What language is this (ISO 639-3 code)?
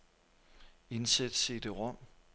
dan